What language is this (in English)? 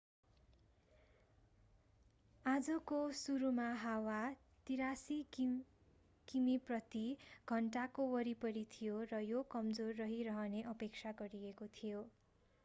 Nepali